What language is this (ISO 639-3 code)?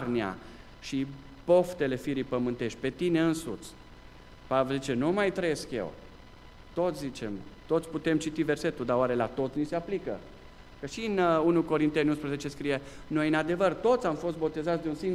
ron